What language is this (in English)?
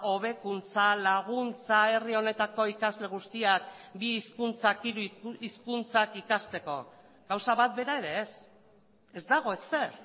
Basque